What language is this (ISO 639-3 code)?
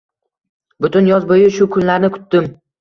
uzb